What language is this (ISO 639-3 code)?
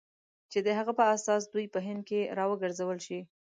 pus